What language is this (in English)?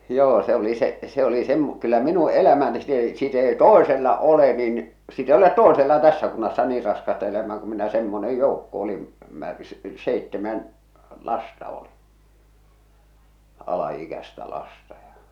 Finnish